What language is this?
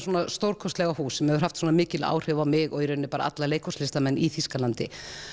Icelandic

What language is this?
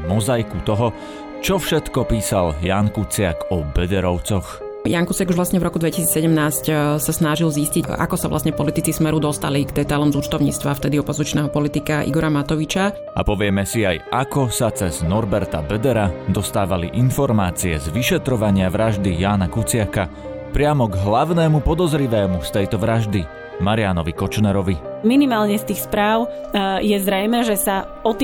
Slovak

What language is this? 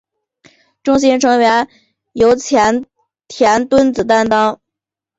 Chinese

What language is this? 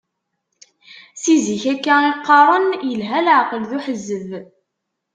Kabyle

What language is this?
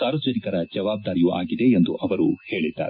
Kannada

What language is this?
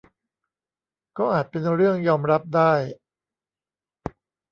Thai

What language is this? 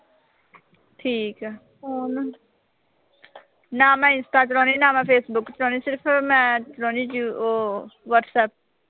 Punjabi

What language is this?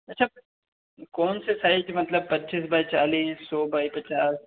Hindi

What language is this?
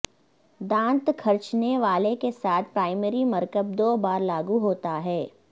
Urdu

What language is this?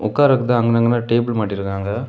Tamil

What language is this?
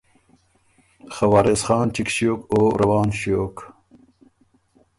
Ormuri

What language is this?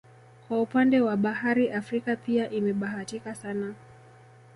Swahili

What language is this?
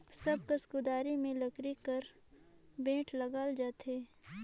Chhattisgarhi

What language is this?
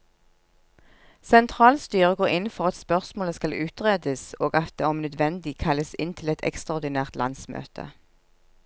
Norwegian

